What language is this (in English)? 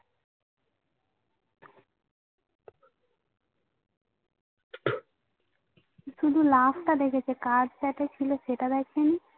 Bangla